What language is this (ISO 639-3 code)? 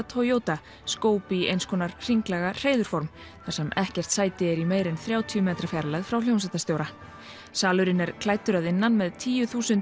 isl